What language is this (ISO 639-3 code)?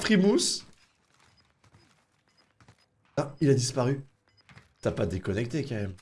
fra